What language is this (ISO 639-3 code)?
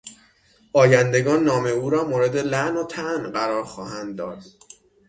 fas